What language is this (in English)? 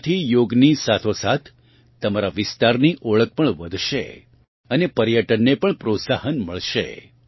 Gujarati